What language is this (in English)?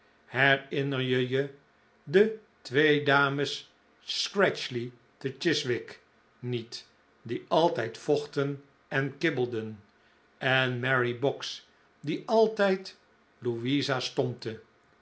Dutch